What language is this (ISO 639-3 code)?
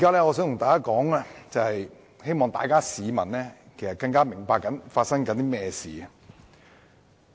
yue